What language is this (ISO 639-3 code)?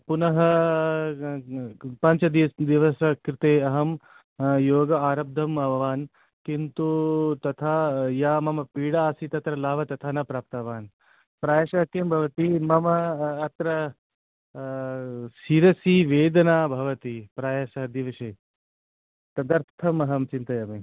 san